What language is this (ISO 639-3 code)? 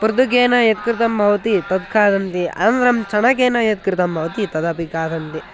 san